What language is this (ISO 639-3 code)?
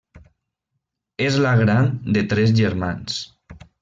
cat